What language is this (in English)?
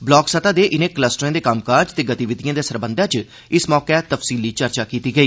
Dogri